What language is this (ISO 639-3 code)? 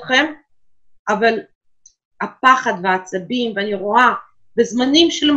heb